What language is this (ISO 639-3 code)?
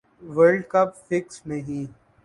urd